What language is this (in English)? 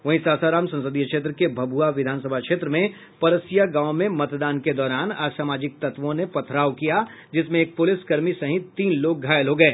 Hindi